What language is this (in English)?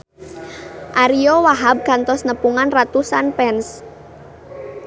Sundanese